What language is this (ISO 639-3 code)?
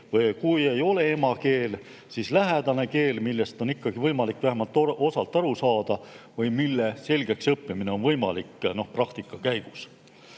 est